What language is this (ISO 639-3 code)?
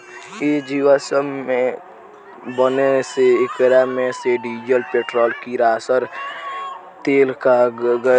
bho